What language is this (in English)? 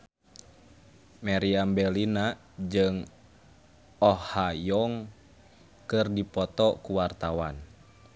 Sundanese